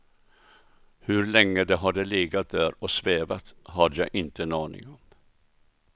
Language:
Swedish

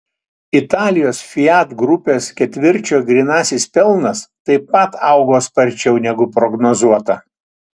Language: Lithuanian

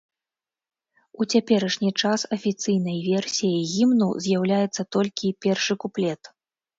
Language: Belarusian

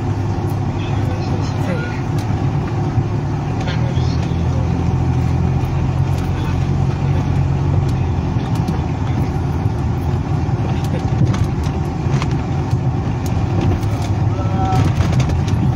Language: Spanish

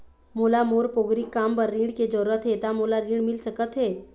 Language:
Chhattisgarhi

